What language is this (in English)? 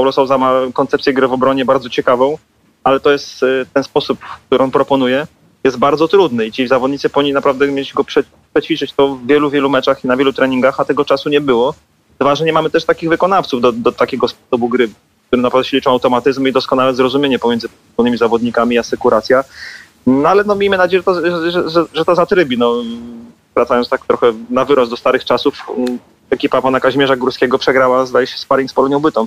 Polish